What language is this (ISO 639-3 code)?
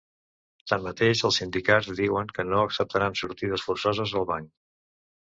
cat